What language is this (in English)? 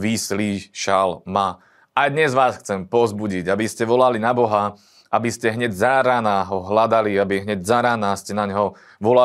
Slovak